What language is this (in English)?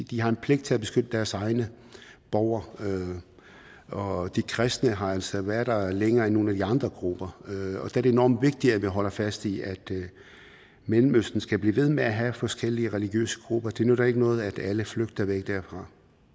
Danish